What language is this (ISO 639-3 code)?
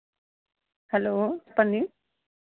tel